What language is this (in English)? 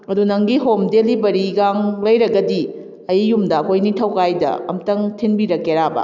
Manipuri